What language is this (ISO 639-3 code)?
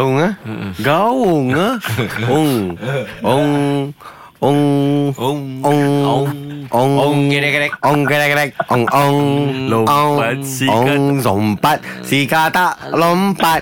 msa